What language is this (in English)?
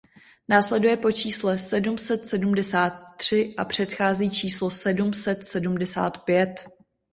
Czech